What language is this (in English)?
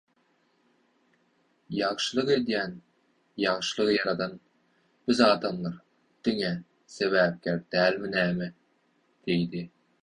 Turkmen